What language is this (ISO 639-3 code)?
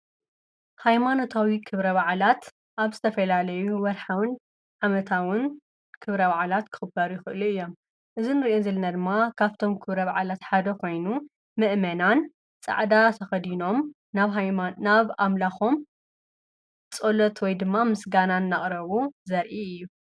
tir